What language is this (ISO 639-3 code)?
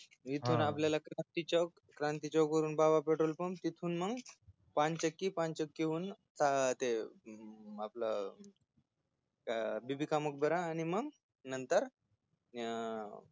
mar